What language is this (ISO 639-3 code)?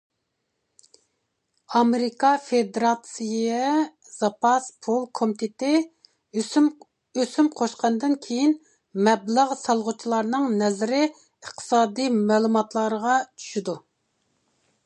uig